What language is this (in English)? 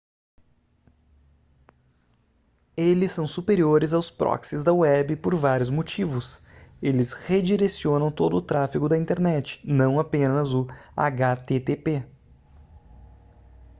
Portuguese